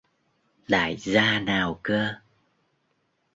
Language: Vietnamese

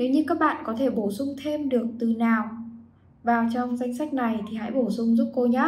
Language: Vietnamese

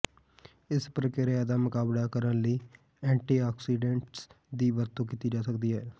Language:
Punjabi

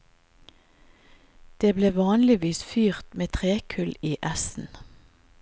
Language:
Norwegian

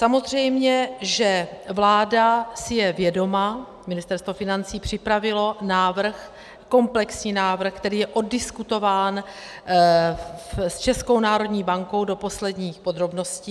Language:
Czech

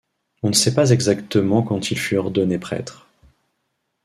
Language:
French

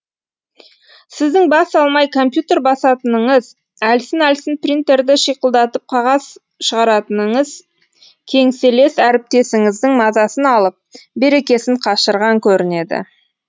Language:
Kazakh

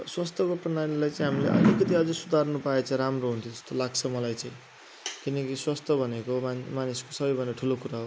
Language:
Nepali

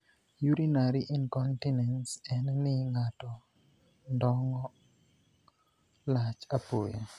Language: Luo (Kenya and Tanzania)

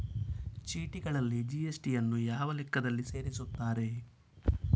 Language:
Kannada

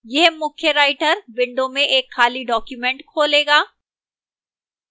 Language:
Hindi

